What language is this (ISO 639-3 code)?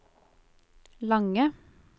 nor